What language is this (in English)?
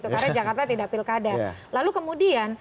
Indonesian